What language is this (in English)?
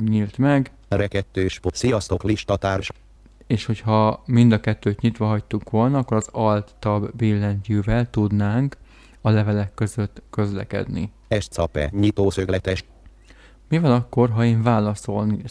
Hungarian